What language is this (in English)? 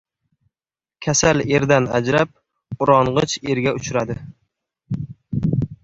Uzbek